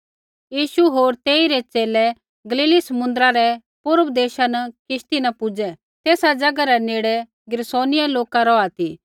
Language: Kullu Pahari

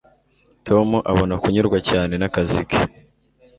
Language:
Kinyarwanda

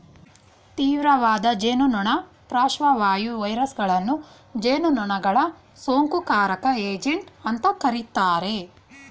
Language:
Kannada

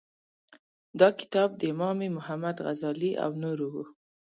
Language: Pashto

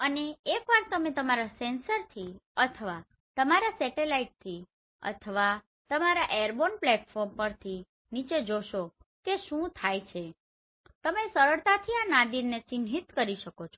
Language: Gujarati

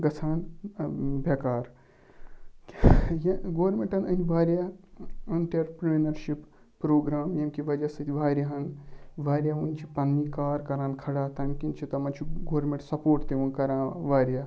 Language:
Kashmiri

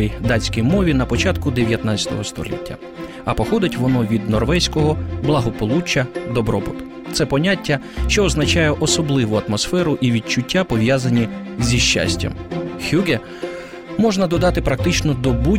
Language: Ukrainian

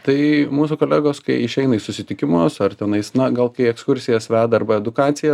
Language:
Lithuanian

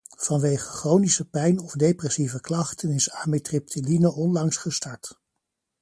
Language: Dutch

